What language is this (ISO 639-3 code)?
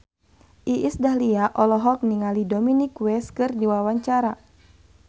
sun